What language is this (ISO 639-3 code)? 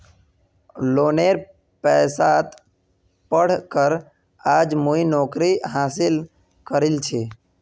mag